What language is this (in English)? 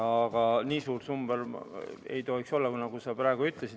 Estonian